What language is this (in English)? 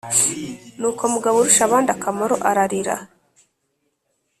Kinyarwanda